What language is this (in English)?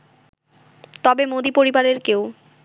Bangla